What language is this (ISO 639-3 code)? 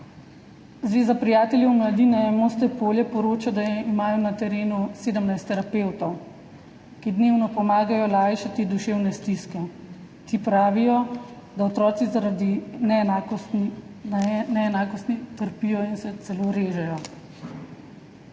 slv